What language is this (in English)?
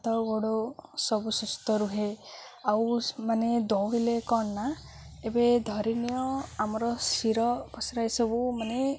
Odia